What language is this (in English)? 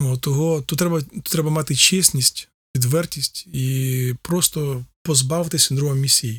Ukrainian